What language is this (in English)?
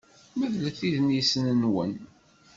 Kabyle